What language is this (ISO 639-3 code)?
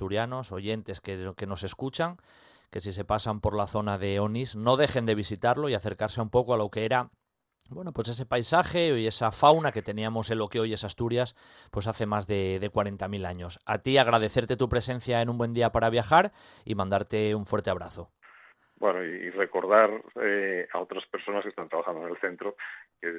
spa